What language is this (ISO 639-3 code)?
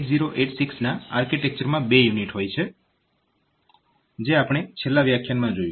guj